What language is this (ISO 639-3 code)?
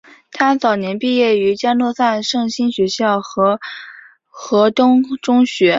zho